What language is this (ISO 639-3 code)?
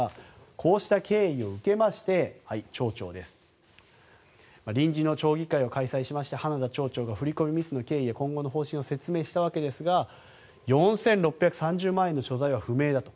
jpn